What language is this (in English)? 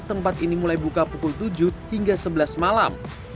Indonesian